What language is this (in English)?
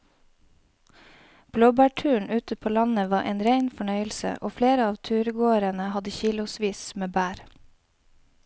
Norwegian